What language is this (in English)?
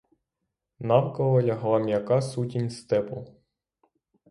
Ukrainian